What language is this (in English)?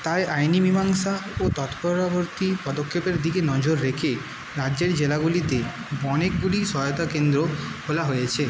Bangla